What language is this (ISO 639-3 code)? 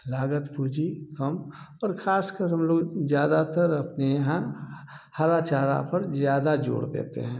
hin